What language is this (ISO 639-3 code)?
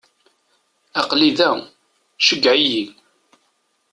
kab